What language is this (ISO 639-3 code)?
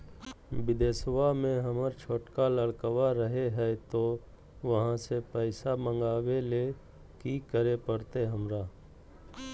mag